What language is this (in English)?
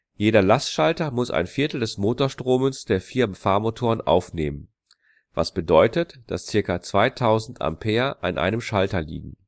German